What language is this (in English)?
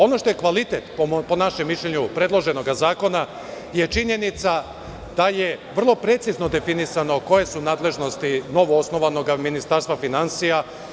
Serbian